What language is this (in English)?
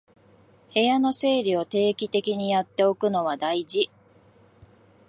Japanese